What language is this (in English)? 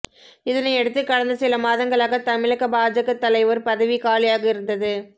Tamil